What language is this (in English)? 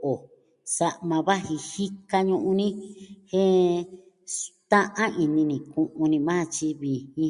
Southwestern Tlaxiaco Mixtec